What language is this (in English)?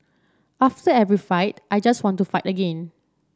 English